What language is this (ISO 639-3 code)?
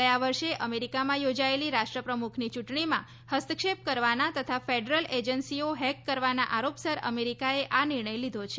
guj